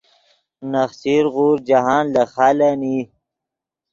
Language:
Yidgha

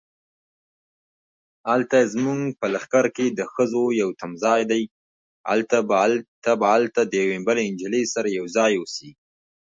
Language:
English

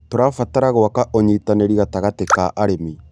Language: Kikuyu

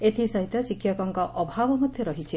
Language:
Odia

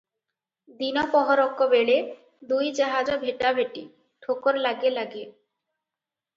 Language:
Odia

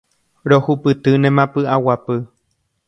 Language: Guarani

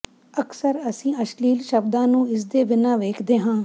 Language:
Punjabi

